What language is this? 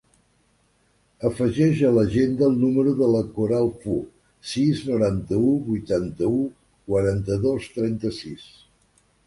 Catalan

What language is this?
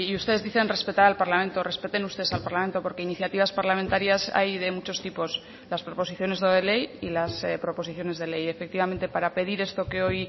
Spanish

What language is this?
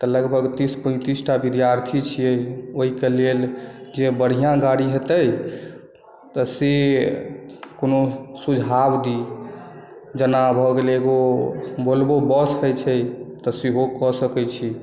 Maithili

